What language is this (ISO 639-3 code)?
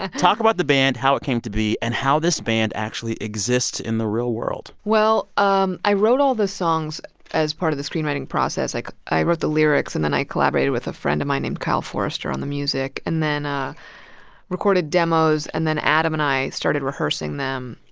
eng